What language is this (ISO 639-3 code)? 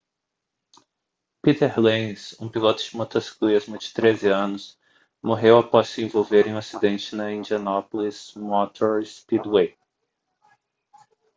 por